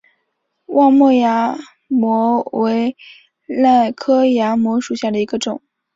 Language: Chinese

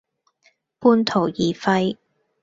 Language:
Cantonese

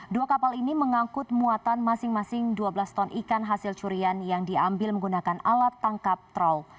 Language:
Indonesian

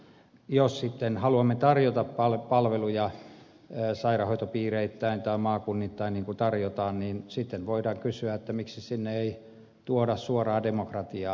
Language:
Finnish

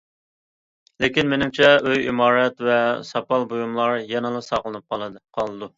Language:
Uyghur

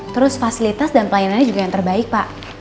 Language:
Indonesian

